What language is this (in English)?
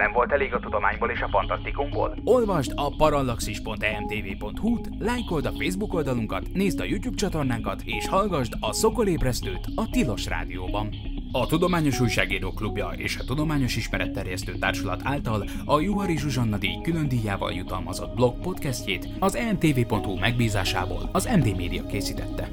Hungarian